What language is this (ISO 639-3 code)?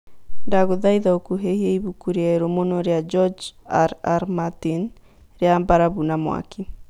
kik